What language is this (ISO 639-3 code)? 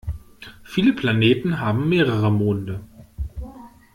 deu